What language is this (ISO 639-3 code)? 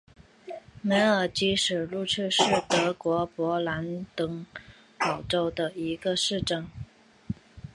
zho